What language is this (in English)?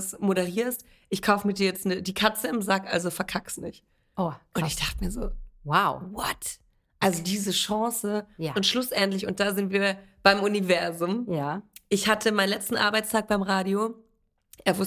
German